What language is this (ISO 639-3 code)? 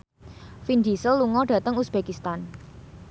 jav